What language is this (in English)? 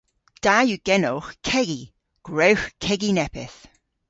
Cornish